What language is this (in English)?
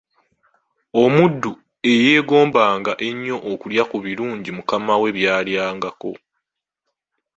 Ganda